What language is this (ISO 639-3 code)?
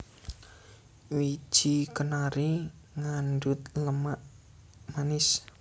jav